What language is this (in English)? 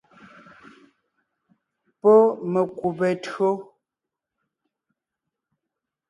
Ngiemboon